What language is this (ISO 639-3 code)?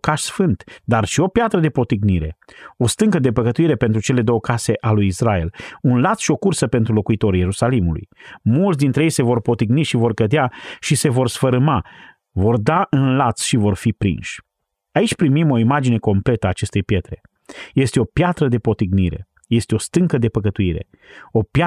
ron